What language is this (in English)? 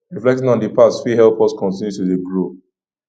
Nigerian Pidgin